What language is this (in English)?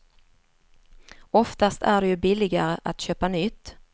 Swedish